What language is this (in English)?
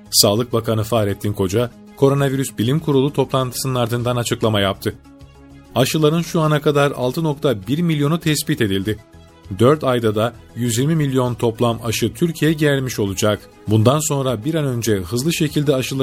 Turkish